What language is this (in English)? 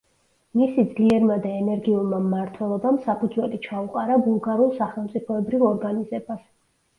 Georgian